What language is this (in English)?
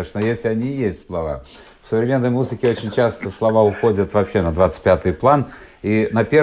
Russian